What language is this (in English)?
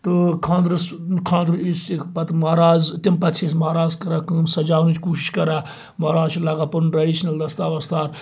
Kashmiri